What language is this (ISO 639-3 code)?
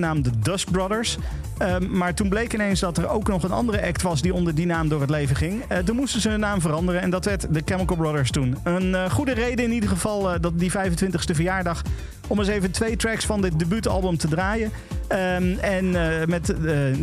nld